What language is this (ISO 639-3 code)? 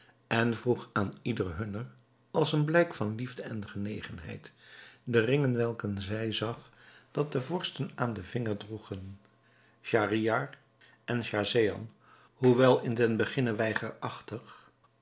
nld